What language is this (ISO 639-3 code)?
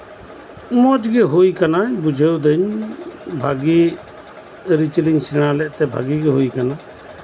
sat